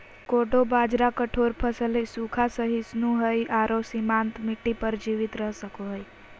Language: Magahi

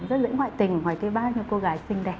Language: Vietnamese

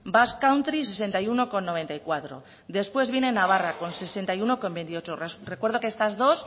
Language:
Spanish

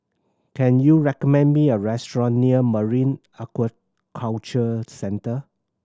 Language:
English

